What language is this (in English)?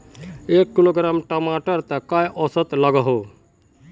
Magahi